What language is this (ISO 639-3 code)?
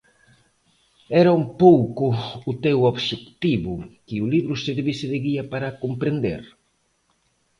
glg